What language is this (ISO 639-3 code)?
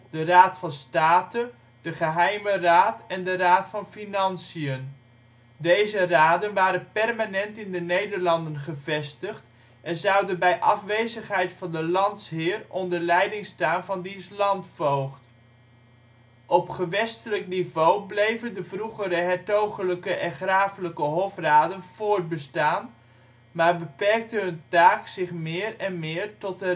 nld